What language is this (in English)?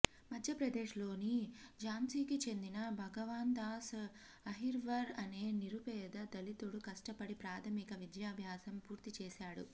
Telugu